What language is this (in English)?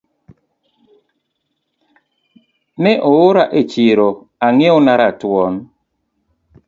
Luo (Kenya and Tanzania)